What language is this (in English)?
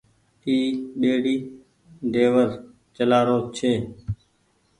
Goaria